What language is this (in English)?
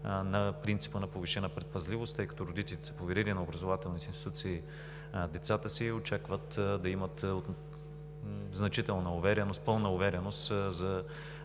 Bulgarian